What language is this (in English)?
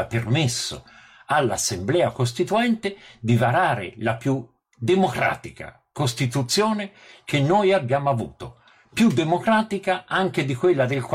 Italian